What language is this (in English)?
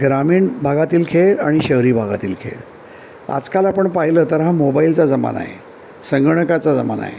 Marathi